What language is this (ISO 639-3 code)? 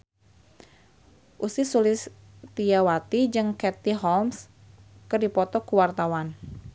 sun